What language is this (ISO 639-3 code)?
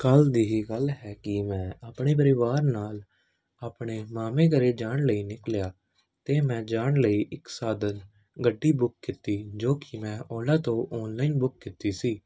pan